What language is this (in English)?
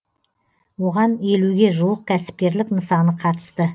Kazakh